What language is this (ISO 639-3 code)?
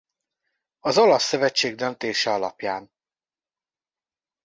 hun